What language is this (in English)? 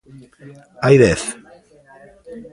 Galician